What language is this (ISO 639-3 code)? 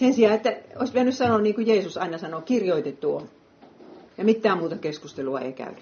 fin